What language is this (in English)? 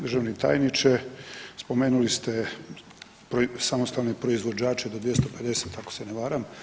Croatian